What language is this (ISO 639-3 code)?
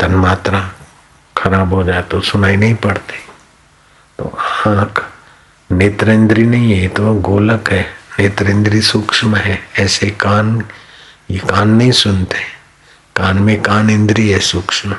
hin